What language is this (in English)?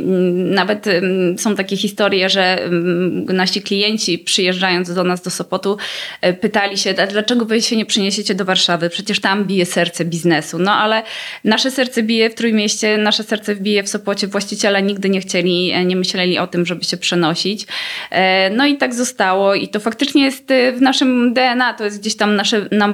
Polish